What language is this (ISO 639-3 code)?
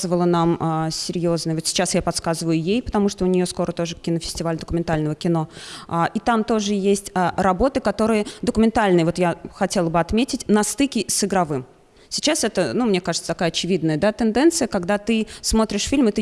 rus